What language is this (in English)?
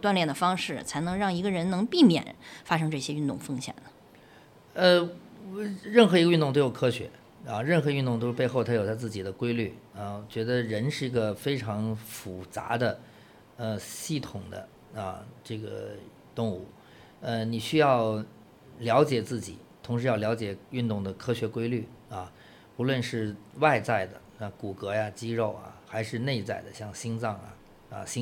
Chinese